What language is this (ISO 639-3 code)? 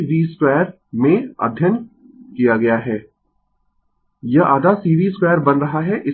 hin